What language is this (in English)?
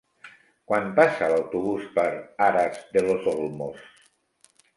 Catalan